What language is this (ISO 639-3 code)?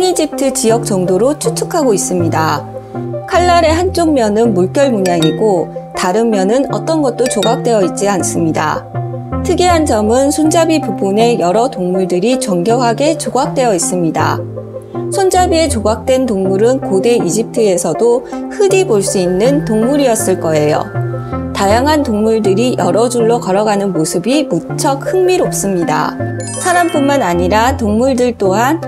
kor